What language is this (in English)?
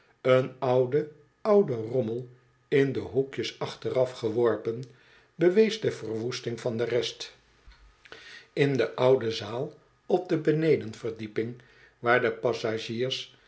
Dutch